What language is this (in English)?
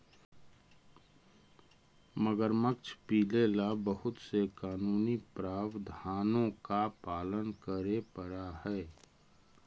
Magahi